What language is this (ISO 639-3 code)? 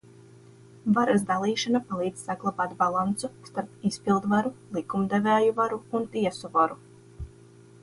lav